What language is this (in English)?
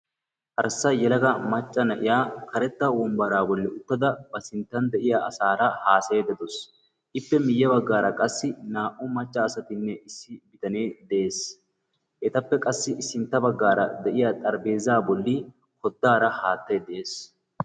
Wolaytta